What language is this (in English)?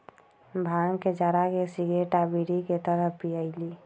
Magahi